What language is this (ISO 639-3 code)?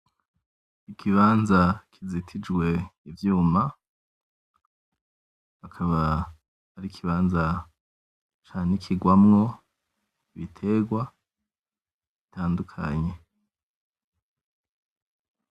run